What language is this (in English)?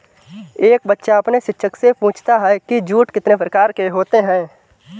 Hindi